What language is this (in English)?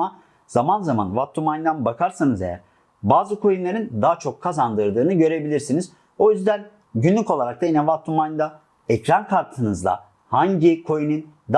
Turkish